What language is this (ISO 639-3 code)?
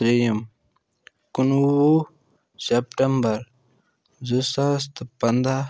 kas